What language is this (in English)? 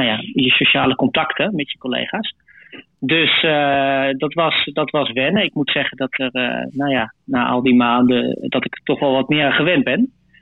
Dutch